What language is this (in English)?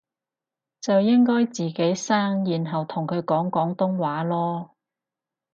Cantonese